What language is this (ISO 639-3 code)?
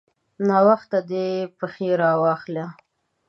pus